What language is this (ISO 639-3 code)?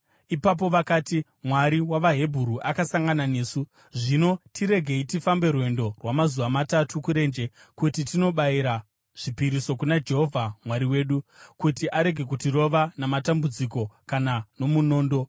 sna